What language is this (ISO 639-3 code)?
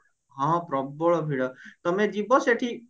ori